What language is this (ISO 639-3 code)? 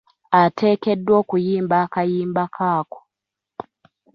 lug